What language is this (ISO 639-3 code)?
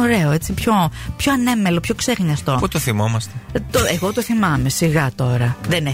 ell